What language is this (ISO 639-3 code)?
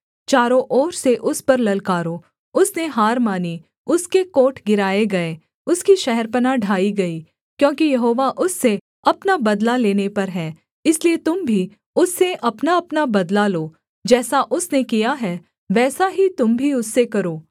hin